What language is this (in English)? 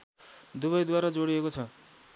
Nepali